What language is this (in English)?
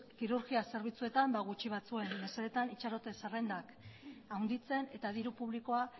Basque